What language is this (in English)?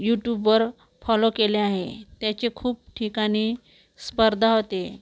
Marathi